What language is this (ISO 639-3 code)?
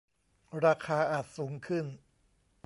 tha